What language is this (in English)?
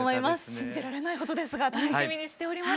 Japanese